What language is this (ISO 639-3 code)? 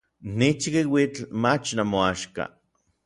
nlv